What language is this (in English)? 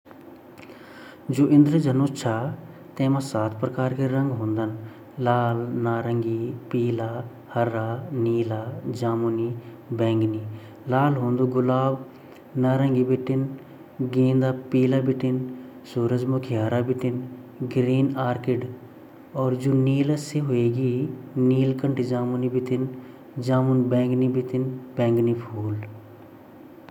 Garhwali